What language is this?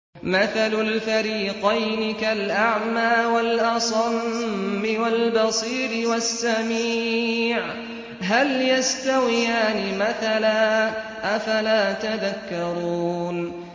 Arabic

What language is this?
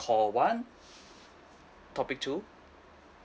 English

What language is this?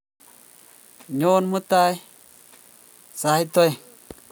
Kalenjin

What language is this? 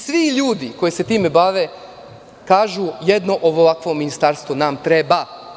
Serbian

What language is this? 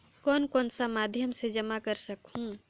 Chhattisgarhi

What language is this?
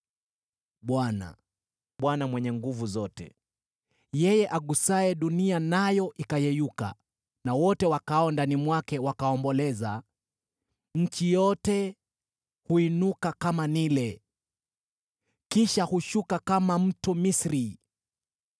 Swahili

